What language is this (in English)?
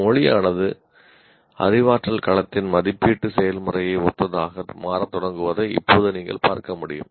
Tamil